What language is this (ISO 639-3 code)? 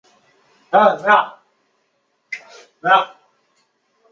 zho